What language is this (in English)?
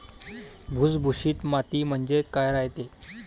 Marathi